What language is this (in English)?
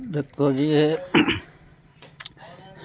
Punjabi